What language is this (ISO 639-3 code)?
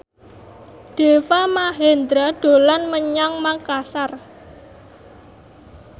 jav